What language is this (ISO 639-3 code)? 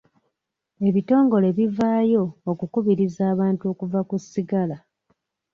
lug